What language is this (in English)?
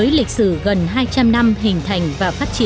Vietnamese